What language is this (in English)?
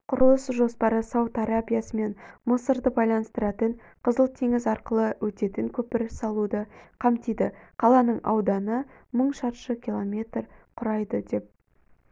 Kazakh